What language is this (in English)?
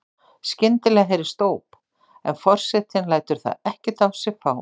Icelandic